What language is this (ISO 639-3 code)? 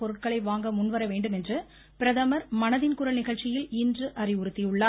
tam